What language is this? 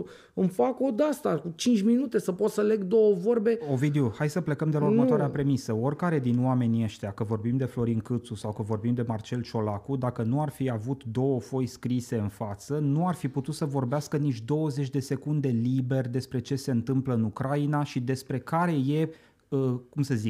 Romanian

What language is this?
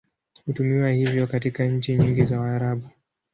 Swahili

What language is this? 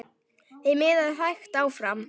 Icelandic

